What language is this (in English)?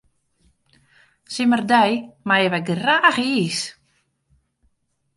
Western Frisian